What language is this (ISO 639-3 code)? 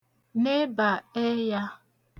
ibo